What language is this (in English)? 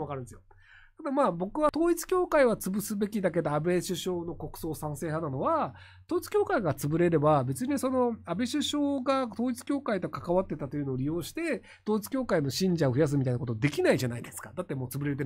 Japanese